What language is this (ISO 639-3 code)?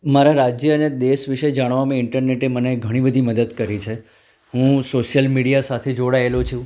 guj